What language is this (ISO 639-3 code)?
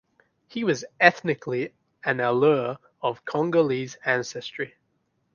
eng